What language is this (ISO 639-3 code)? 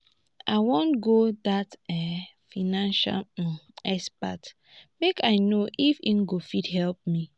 pcm